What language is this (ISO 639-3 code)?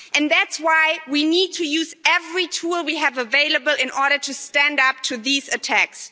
eng